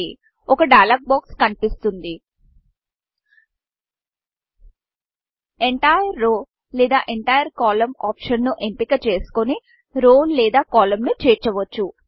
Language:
Telugu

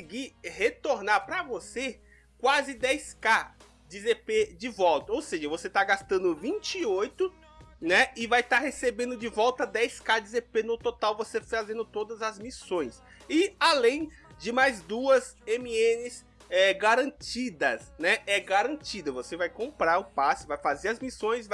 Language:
Portuguese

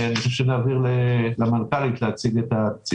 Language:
Hebrew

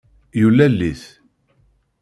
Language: Kabyle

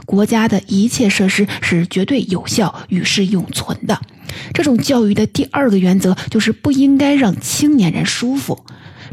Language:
Chinese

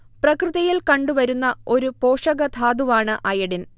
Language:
Malayalam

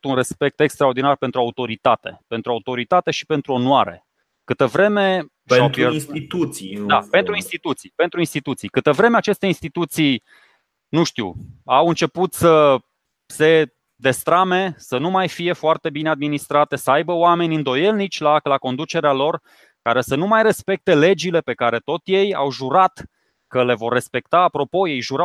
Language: Romanian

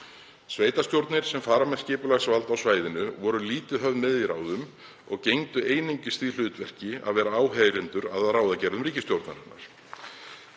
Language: Icelandic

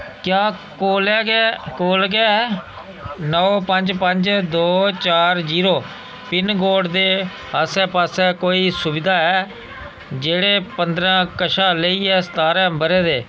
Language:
Dogri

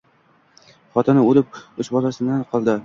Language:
Uzbek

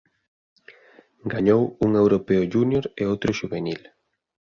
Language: Galician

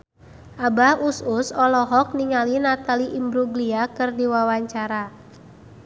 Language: Sundanese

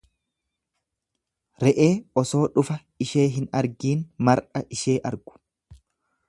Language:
Oromo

